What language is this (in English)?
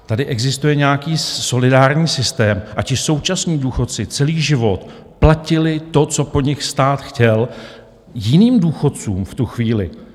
Czech